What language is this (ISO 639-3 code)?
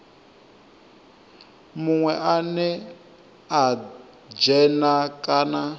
ven